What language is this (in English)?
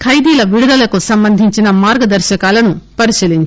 Telugu